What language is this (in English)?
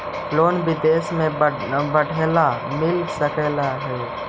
Magahi